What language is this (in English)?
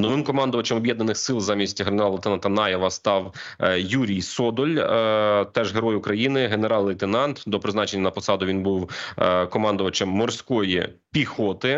Ukrainian